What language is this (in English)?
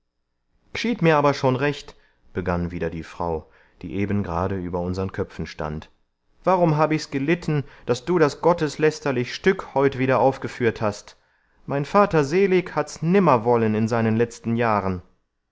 German